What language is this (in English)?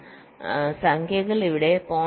Malayalam